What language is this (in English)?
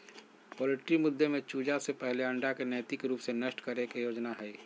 Magahi